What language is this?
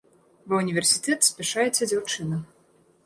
Belarusian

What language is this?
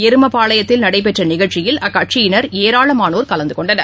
Tamil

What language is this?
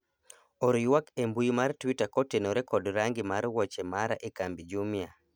Luo (Kenya and Tanzania)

